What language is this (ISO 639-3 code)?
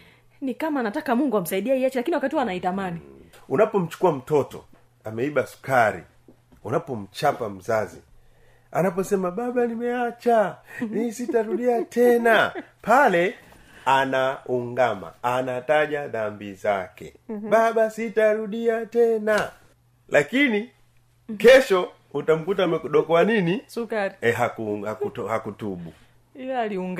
swa